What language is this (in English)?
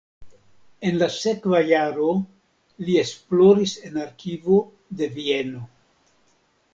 Esperanto